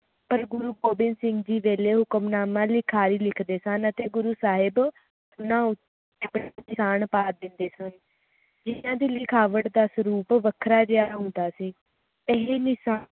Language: Punjabi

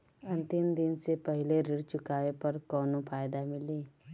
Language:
Bhojpuri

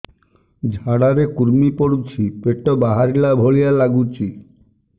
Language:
Odia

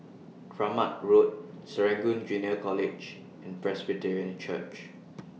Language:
English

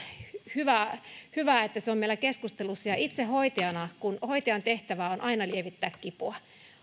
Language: Finnish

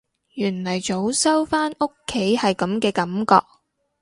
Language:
Cantonese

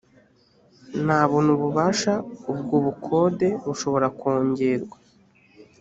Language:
Kinyarwanda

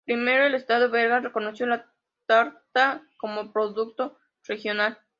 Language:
Spanish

